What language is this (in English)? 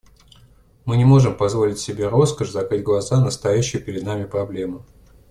Russian